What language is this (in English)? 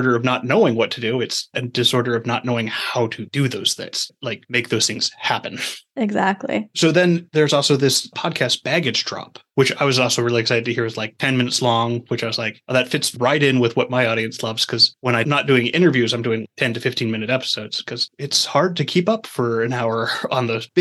English